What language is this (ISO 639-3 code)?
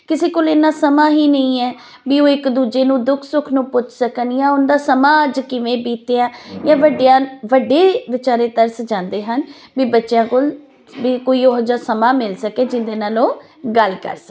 pan